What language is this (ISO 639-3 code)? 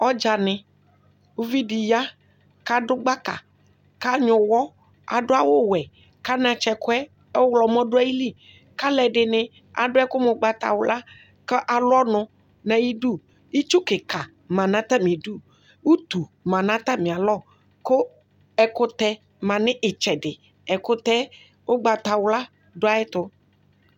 kpo